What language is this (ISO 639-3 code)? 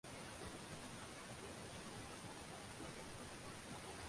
uzb